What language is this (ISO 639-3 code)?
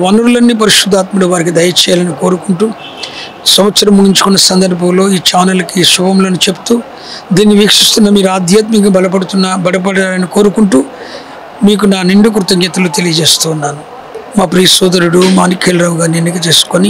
tel